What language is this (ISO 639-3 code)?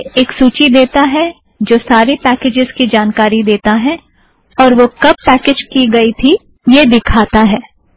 hin